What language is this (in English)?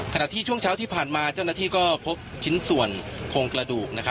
Thai